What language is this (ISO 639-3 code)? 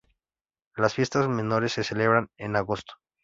spa